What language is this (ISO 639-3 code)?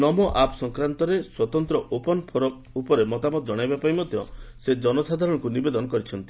ori